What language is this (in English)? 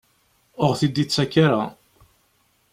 Kabyle